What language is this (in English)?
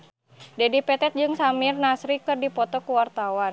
Sundanese